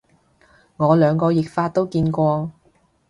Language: Cantonese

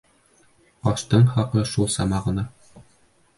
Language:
Bashkir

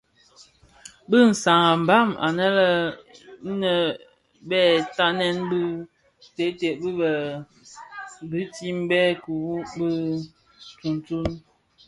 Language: Bafia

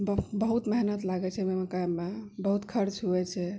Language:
Maithili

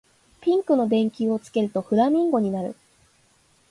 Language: Japanese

